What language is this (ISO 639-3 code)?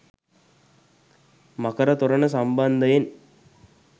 sin